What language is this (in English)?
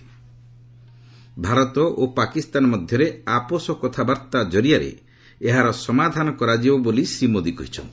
Odia